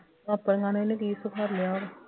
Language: Punjabi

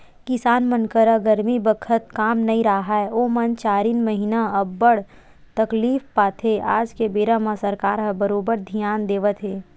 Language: Chhattisgarhi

